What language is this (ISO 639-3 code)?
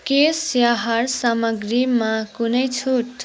nep